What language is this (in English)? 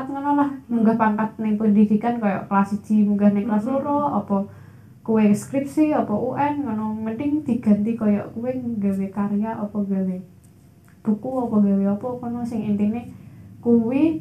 Indonesian